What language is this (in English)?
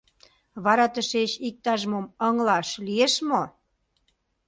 Mari